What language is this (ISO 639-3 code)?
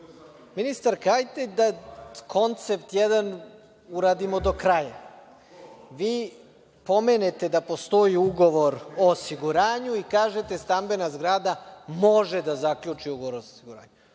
srp